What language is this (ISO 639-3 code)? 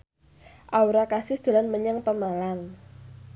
jav